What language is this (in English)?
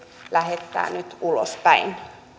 Finnish